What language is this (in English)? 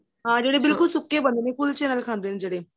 Punjabi